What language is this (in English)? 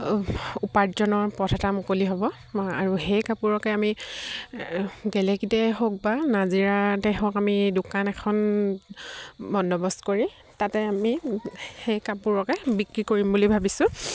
Assamese